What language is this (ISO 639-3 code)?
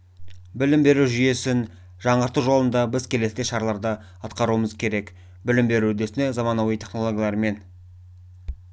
kaz